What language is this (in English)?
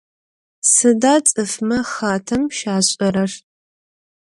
Adyghe